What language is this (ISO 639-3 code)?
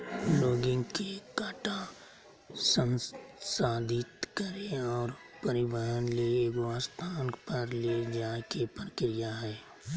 mag